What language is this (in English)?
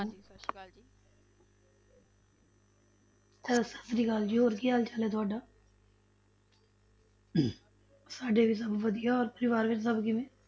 Punjabi